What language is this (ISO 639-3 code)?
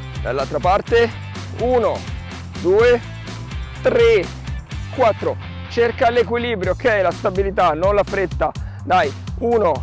ita